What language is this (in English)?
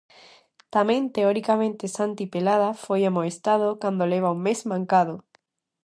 Galician